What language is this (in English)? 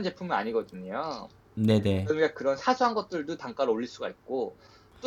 Korean